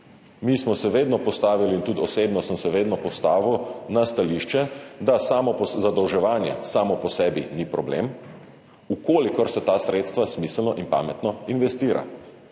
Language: Slovenian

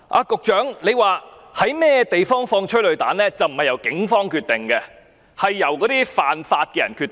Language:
Cantonese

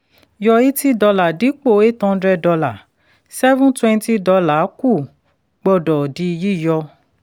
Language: Yoruba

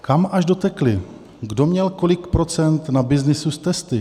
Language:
Czech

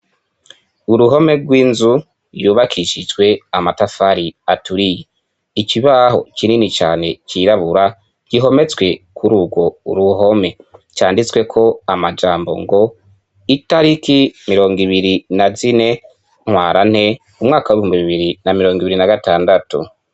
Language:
Rundi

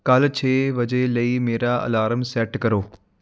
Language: Punjabi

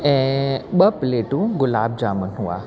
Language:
Sindhi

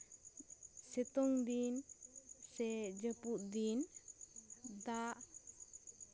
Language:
Santali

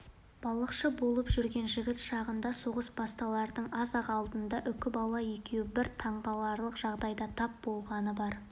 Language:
Kazakh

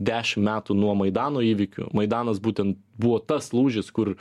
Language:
Lithuanian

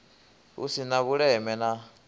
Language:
Venda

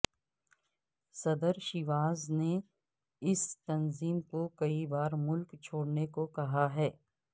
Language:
Urdu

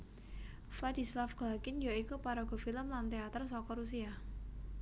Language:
Javanese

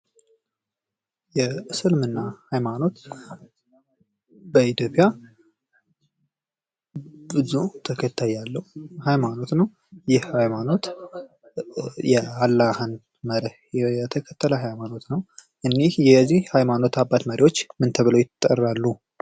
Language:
Amharic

